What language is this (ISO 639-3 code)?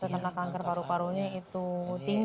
ind